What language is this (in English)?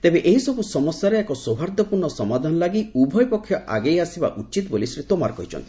Odia